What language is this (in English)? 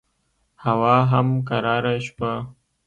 Pashto